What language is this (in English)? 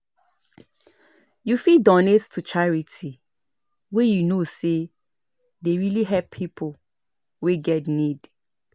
Nigerian Pidgin